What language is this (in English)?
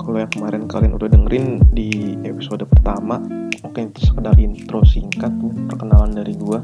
Indonesian